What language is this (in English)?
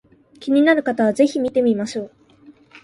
Japanese